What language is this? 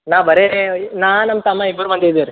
Kannada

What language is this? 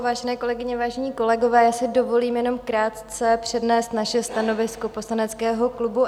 Czech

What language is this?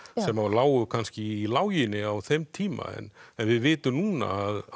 Icelandic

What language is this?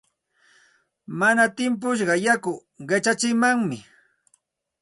Santa Ana de Tusi Pasco Quechua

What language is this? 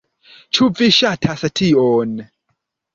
Esperanto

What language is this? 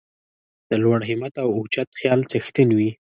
Pashto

